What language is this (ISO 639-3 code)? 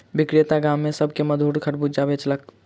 mai